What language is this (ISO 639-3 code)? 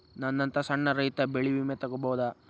kan